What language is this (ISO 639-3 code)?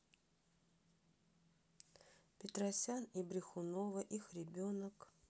rus